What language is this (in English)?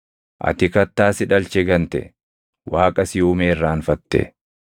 Oromo